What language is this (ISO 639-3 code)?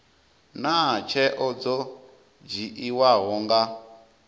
ven